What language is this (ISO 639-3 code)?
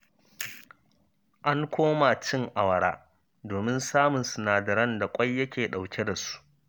hau